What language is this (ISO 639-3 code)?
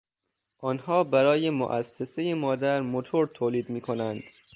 fas